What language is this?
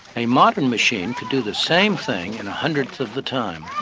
English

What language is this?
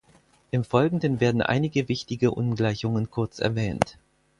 German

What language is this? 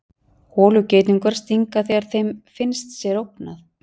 Icelandic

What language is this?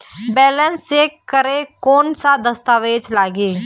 Chhattisgarhi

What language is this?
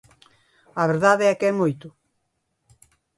Galician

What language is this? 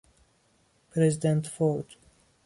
Persian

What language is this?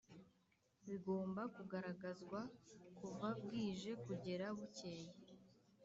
Kinyarwanda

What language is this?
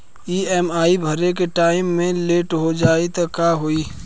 Bhojpuri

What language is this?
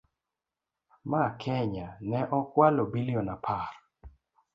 Luo (Kenya and Tanzania)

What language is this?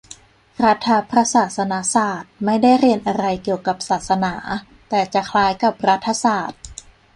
Thai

